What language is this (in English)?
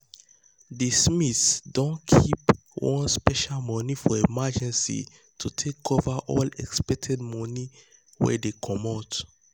Nigerian Pidgin